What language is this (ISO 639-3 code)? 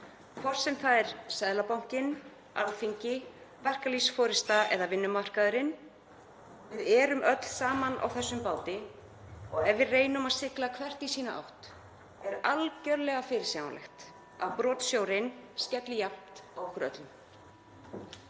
isl